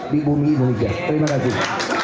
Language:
Indonesian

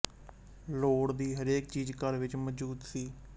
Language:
Punjabi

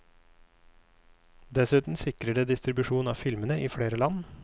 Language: Norwegian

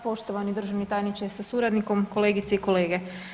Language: Croatian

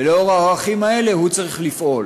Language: Hebrew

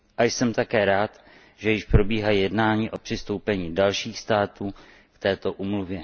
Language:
Czech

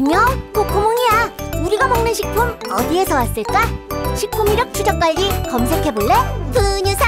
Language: Korean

